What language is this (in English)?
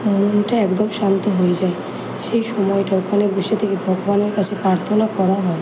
Bangla